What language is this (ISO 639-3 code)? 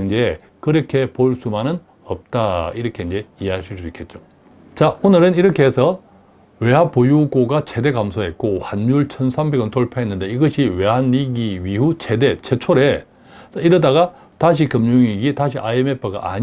kor